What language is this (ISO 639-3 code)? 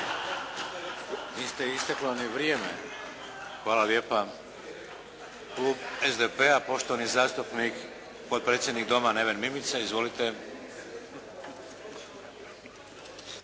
hrv